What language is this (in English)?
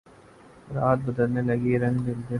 Urdu